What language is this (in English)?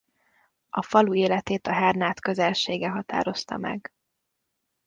Hungarian